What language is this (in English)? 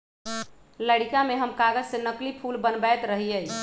Magahi